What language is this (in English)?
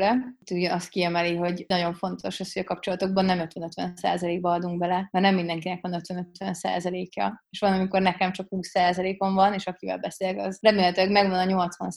Hungarian